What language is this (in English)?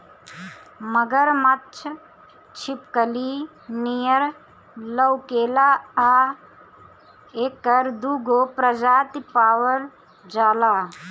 Bhojpuri